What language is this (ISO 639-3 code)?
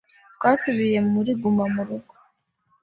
kin